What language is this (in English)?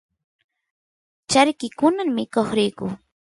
Santiago del Estero Quichua